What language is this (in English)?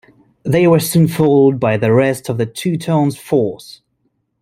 English